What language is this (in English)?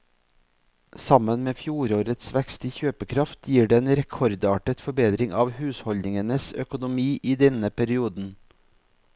Norwegian